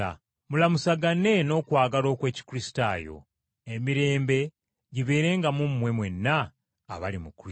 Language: Ganda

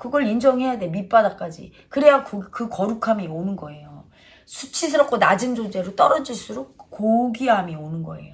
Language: Korean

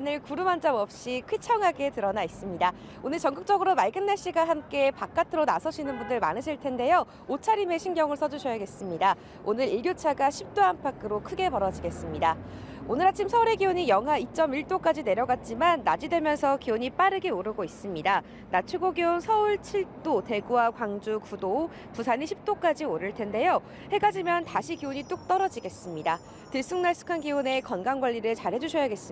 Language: Korean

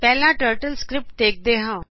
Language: Punjabi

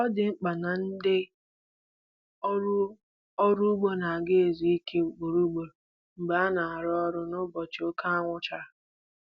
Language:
Igbo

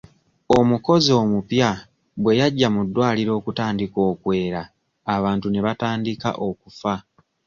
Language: Ganda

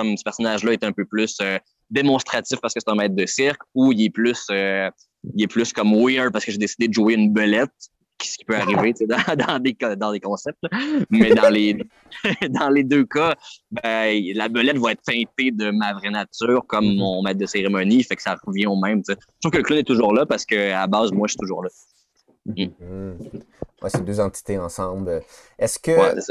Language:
French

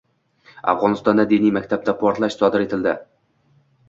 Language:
Uzbek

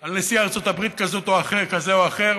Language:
Hebrew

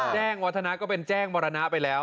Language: Thai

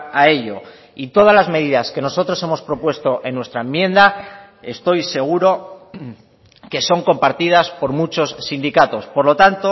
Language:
Spanish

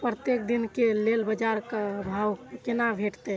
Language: Maithili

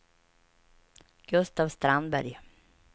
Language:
Swedish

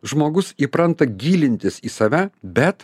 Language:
Lithuanian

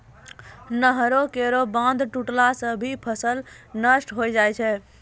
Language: Maithili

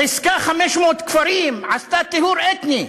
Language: Hebrew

